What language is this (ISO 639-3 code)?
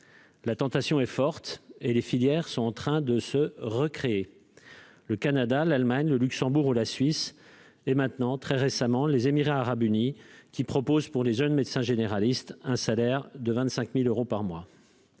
fra